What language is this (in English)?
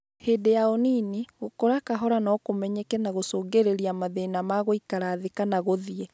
Kikuyu